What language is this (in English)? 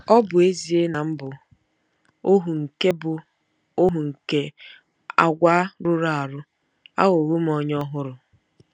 Igbo